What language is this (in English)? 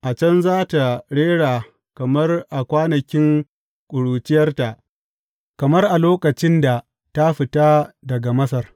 Hausa